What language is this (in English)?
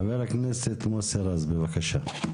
Hebrew